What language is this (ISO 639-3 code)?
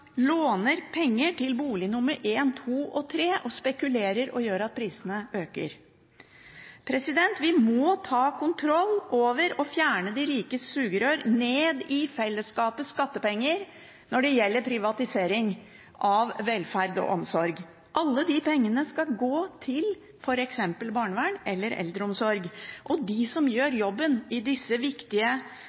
nob